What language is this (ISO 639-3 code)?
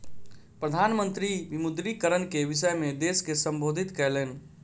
mai